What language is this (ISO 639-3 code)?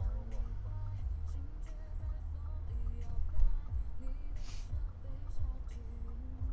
zho